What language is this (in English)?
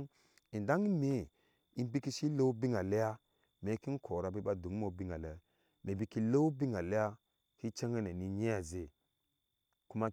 Ashe